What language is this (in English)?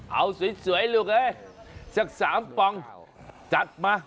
Thai